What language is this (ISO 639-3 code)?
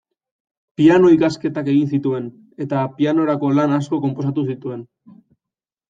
eus